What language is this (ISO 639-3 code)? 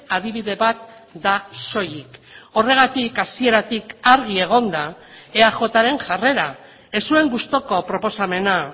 eus